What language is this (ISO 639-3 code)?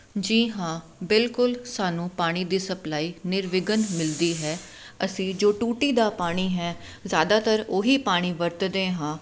pan